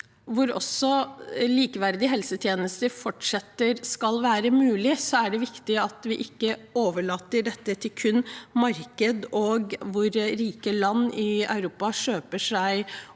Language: Norwegian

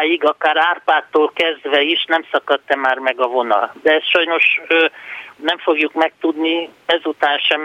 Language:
Hungarian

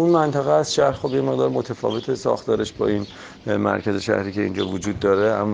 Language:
Persian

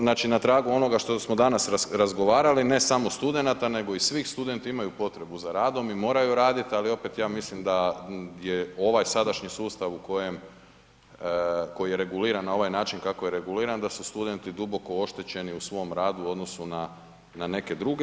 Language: Croatian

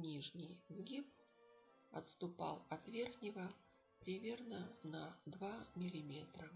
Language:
Russian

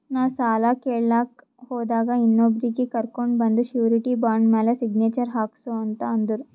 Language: Kannada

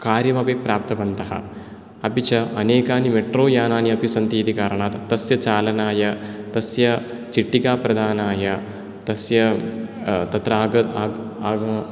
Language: Sanskrit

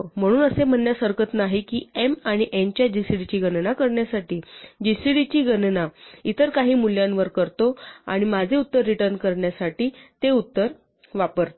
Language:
Marathi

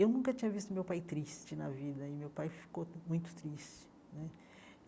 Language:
Portuguese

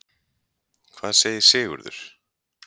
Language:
Icelandic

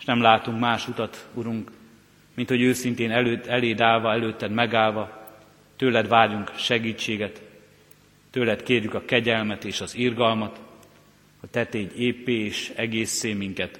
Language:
Hungarian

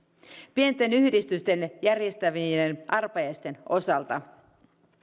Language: Finnish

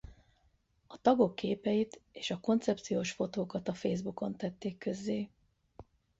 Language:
Hungarian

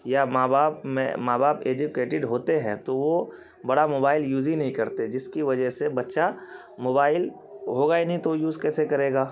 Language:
Urdu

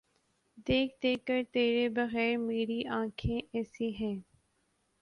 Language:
Urdu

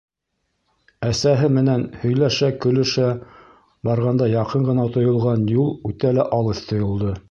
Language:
Bashkir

